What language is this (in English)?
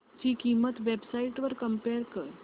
Marathi